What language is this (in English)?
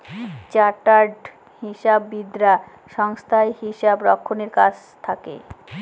Bangla